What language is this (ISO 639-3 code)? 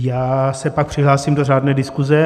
ces